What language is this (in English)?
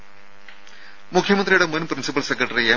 Malayalam